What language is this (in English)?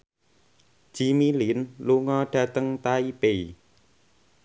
Javanese